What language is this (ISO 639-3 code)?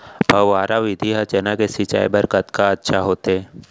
hne